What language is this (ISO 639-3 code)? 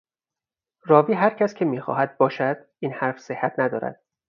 fas